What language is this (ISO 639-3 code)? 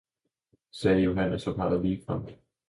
dan